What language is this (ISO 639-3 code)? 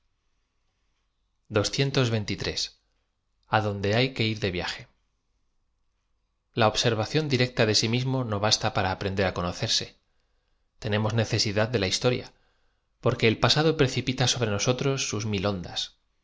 spa